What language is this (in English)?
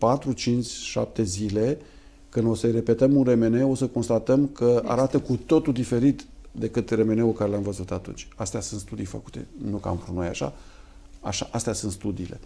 Romanian